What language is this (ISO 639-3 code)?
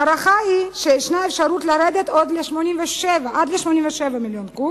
heb